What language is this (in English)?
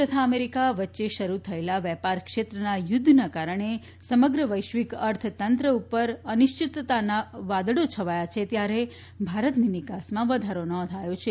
Gujarati